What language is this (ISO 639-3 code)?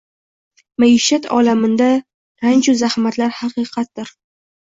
uzb